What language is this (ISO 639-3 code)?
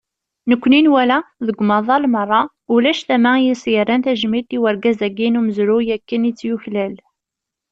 kab